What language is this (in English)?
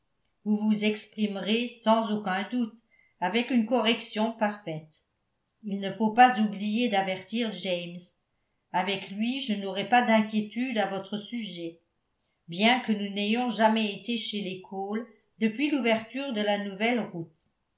French